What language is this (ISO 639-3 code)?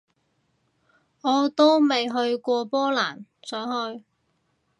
yue